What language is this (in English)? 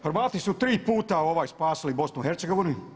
Croatian